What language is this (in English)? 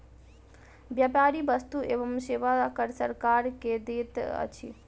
Maithili